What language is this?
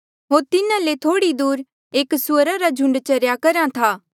Mandeali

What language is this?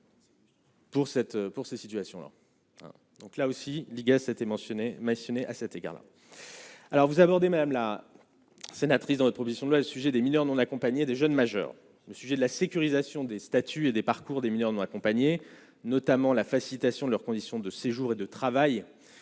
French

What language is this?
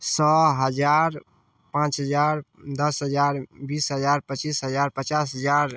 Maithili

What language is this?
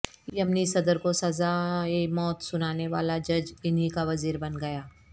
Urdu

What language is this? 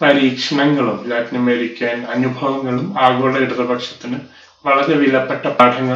Malayalam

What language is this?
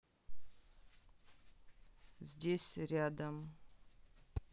Russian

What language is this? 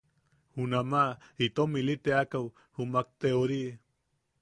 Yaqui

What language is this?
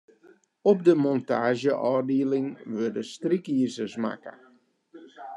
Western Frisian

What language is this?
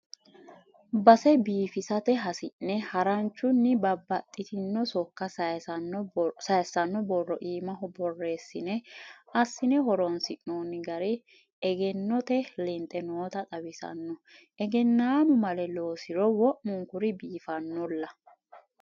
Sidamo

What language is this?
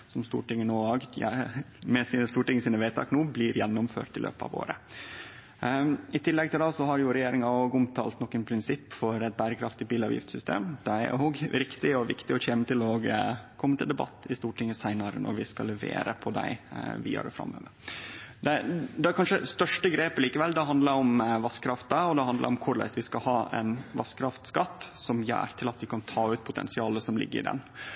Norwegian Nynorsk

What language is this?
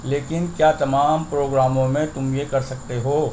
Urdu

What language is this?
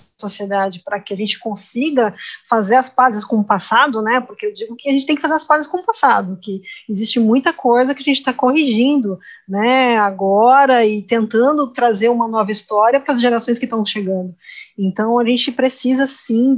Portuguese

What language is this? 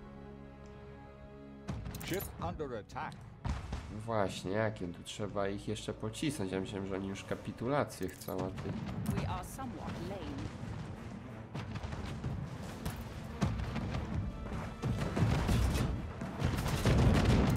Polish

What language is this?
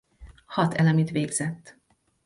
Hungarian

